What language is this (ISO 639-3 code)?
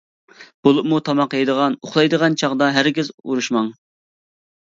uig